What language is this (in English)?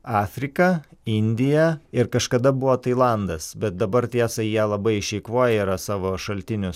Lithuanian